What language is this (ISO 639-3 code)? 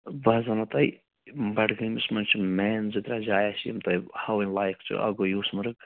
kas